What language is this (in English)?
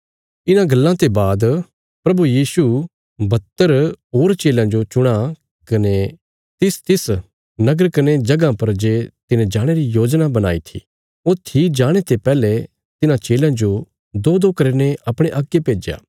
Bilaspuri